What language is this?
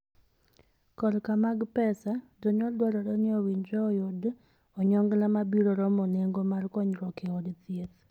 Luo (Kenya and Tanzania)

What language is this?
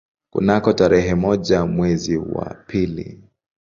Swahili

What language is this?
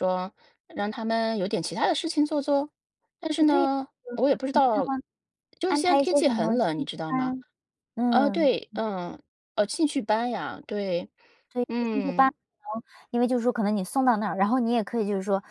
Chinese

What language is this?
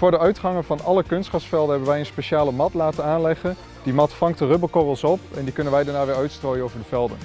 Dutch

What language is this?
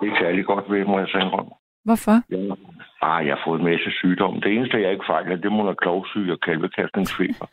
Danish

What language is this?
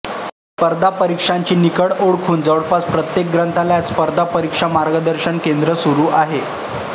Marathi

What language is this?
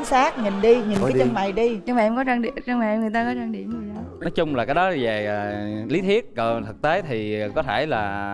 Vietnamese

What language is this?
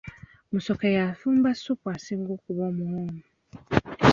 Ganda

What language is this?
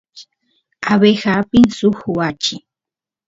Santiago del Estero Quichua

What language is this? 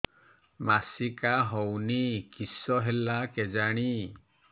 Odia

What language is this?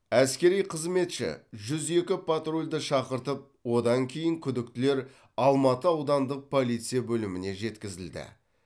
Kazakh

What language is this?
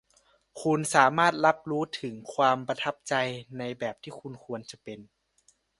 Thai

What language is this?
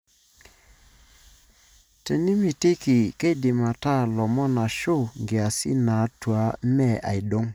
Masai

